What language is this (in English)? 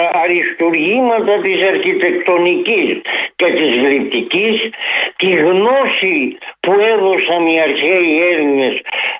Greek